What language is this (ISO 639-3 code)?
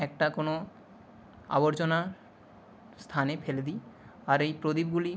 ben